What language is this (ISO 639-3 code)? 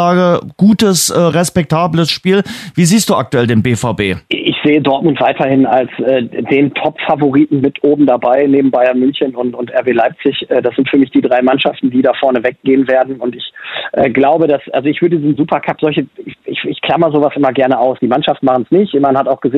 deu